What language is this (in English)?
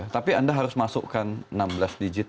Indonesian